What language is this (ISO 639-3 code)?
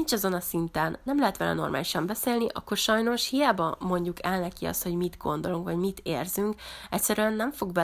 hun